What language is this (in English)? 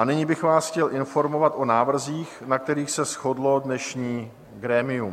Czech